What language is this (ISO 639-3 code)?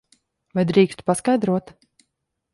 lav